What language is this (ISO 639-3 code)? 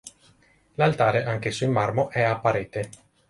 ita